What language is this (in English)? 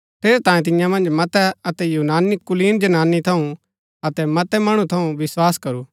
Gaddi